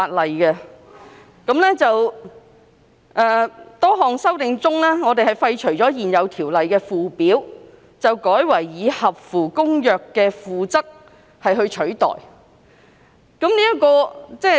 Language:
Cantonese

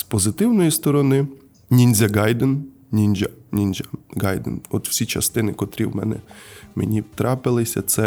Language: Ukrainian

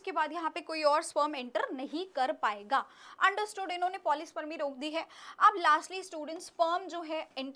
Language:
Hindi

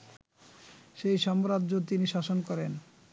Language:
Bangla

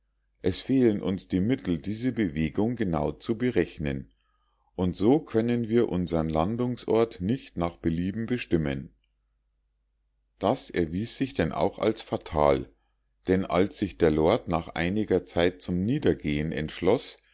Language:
German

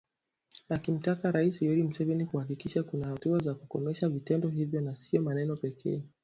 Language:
Swahili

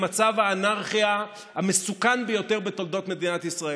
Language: Hebrew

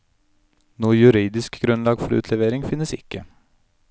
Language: Norwegian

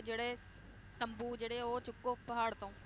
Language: Punjabi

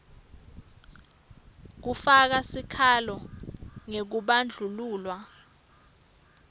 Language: Swati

